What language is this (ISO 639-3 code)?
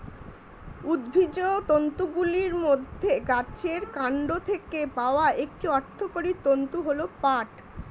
ben